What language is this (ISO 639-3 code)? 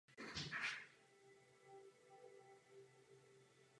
ces